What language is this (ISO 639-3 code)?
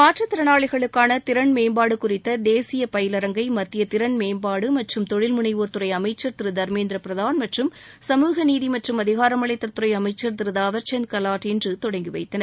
tam